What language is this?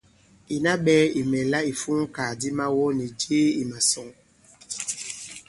Bankon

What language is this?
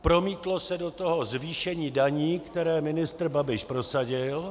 Czech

